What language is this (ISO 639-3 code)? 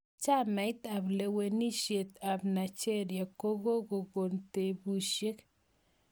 kln